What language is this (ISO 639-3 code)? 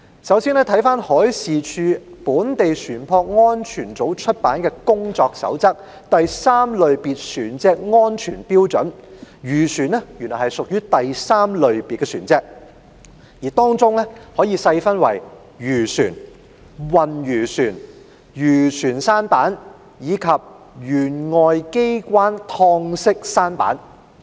yue